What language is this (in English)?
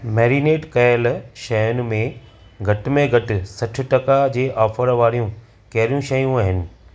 Sindhi